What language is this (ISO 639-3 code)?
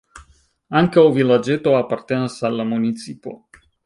epo